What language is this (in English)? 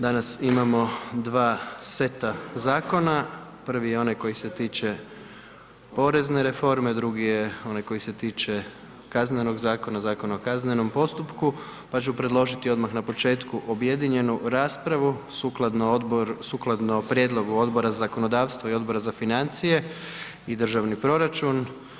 Croatian